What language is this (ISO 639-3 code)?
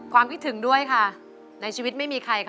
tha